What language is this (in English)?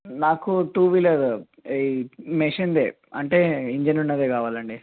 Telugu